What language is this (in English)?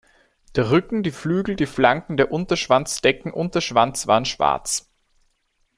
German